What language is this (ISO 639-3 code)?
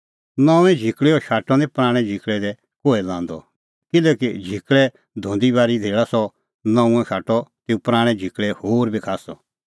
kfx